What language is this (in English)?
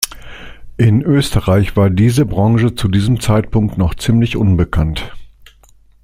German